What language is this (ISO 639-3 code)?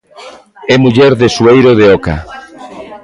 glg